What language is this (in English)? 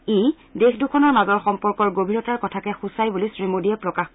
Assamese